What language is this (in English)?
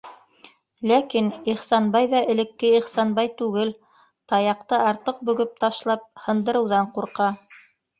Bashkir